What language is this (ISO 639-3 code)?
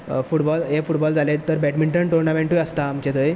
kok